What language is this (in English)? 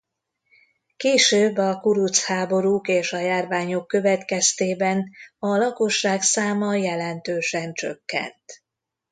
Hungarian